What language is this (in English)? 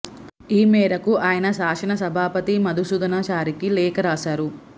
Telugu